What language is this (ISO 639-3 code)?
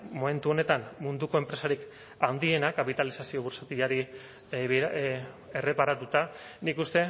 eus